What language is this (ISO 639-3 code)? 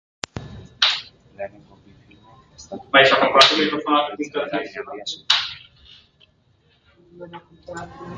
eus